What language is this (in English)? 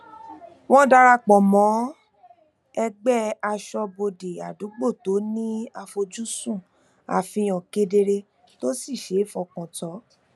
Yoruba